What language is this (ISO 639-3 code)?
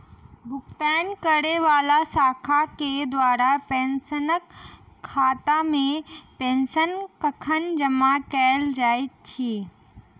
mai